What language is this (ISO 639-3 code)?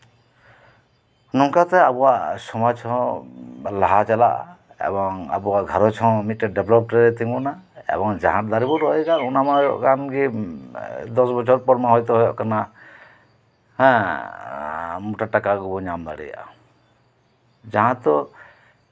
sat